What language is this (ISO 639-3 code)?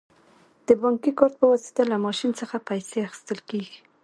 pus